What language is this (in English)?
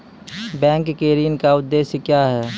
Maithili